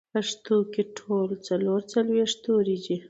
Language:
Pashto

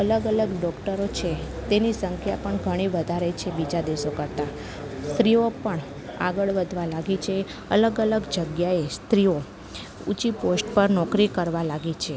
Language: Gujarati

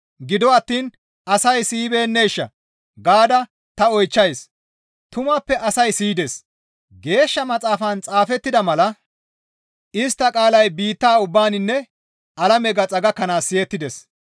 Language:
Gamo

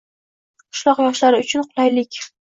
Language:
Uzbek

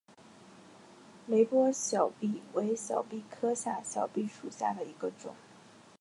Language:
Chinese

